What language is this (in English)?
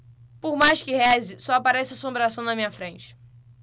Portuguese